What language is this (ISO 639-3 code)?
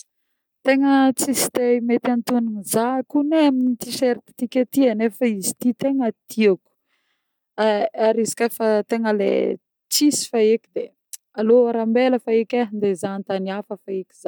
bmm